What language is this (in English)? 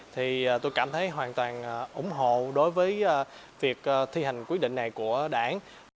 Vietnamese